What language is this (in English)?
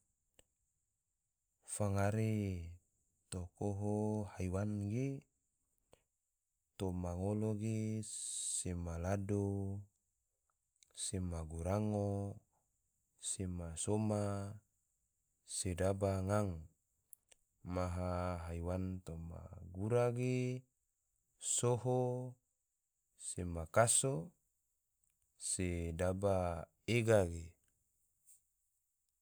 Tidore